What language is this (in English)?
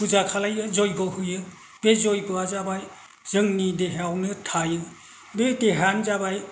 Bodo